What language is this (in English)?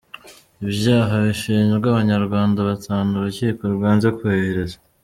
Kinyarwanda